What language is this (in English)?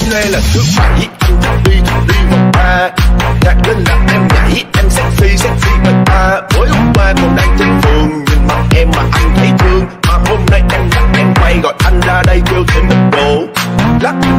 Dutch